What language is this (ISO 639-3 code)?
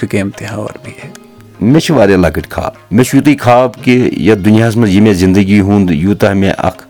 urd